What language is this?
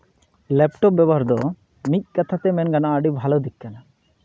Santali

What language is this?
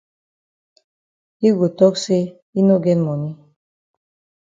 Cameroon Pidgin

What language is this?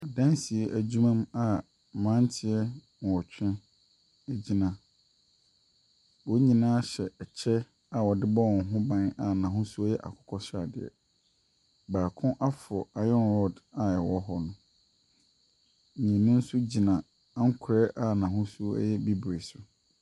Akan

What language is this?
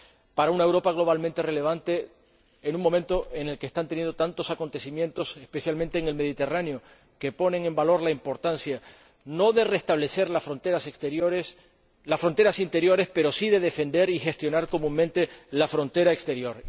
Spanish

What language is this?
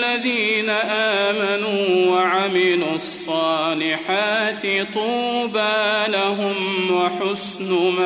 Arabic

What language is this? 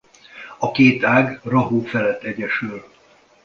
Hungarian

